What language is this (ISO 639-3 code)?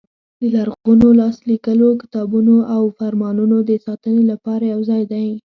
pus